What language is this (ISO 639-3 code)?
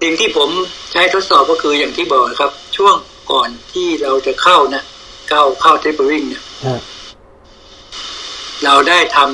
tha